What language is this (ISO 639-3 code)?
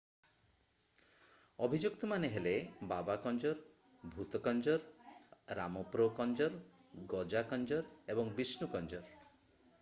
ori